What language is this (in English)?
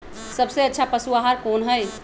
Magahi